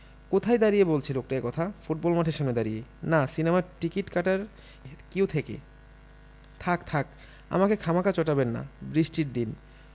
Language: Bangla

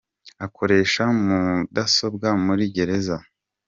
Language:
Kinyarwanda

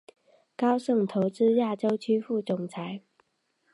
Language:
Chinese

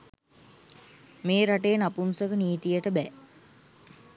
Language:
Sinhala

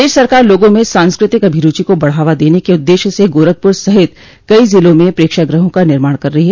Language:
Hindi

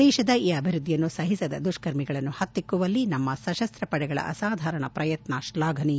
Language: Kannada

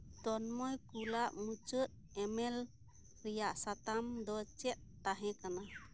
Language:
Santali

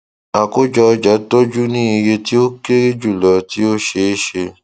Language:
Yoruba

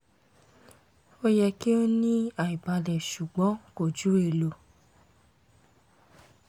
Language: Yoruba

